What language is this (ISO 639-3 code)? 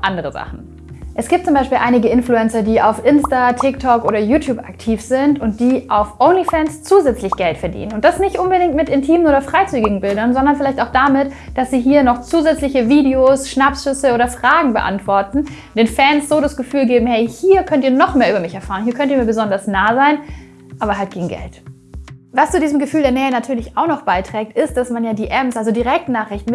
deu